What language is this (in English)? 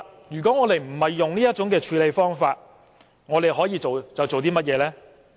Cantonese